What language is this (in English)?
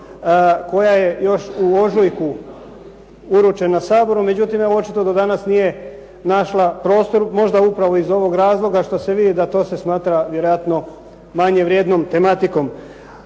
Croatian